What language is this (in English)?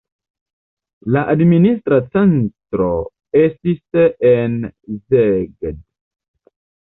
Esperanto